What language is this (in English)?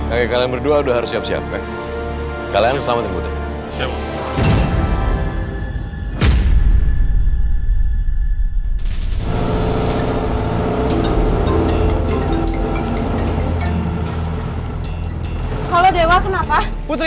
Indonesian